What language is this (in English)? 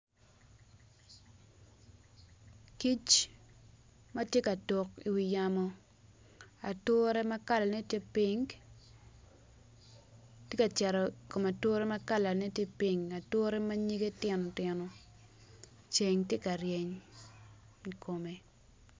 Acoli